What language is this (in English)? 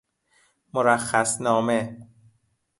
Persian